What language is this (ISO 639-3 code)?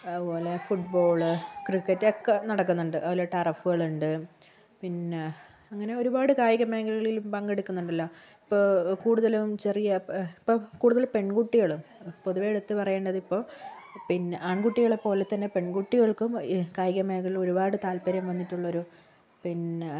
mal